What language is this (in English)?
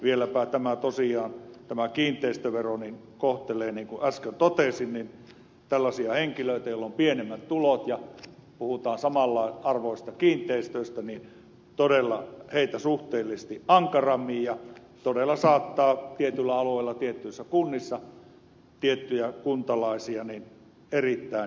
Finnish